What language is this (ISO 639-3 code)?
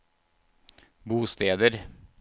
nor